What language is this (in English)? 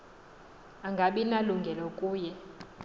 Xhosa